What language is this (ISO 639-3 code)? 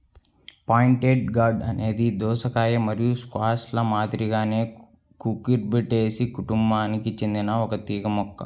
tel